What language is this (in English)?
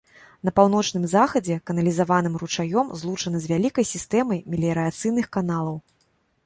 Belarusian